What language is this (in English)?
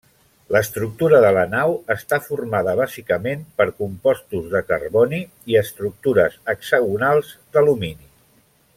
Catalan